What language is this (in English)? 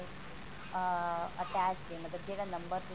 Punjabi